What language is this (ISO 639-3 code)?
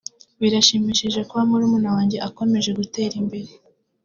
kin